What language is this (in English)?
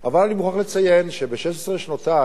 Hebrew